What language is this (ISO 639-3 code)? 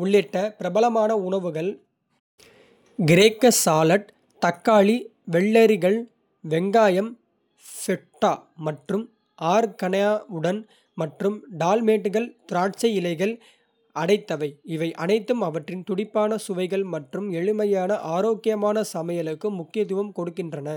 kfe